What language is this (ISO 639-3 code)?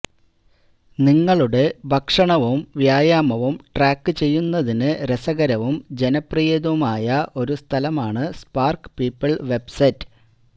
mal